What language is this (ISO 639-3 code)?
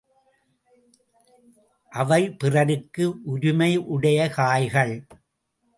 tam